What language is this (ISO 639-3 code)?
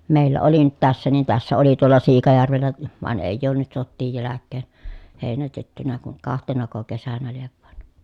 fin